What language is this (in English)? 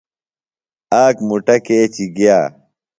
Phalura